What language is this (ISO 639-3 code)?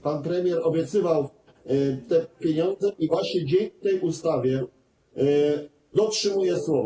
pol